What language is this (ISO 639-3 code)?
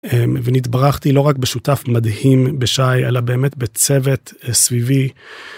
heb